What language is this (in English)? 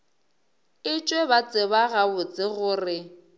Northern Sotho